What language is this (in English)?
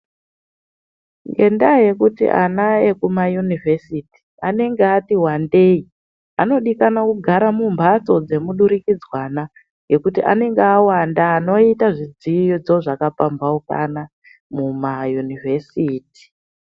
Ndau